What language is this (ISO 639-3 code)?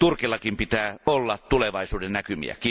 fin